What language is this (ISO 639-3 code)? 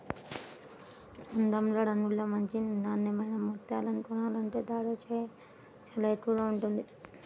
tel